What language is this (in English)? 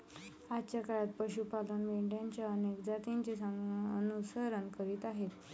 Marathi